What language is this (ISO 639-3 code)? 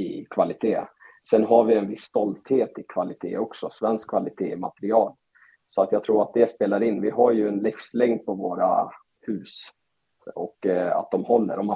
swe